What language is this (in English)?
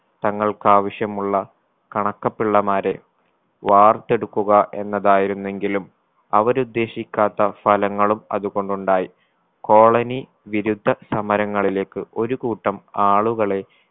Malayalam